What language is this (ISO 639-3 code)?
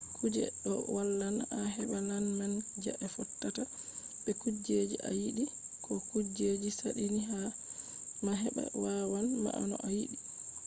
ful